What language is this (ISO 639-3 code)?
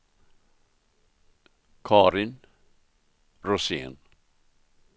swe